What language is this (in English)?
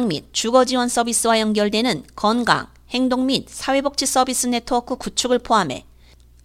Korean